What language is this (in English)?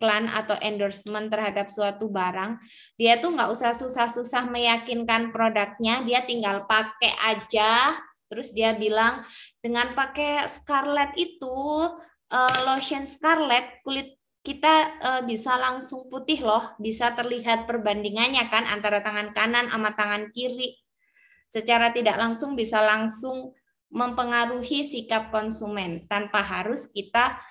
Indonesian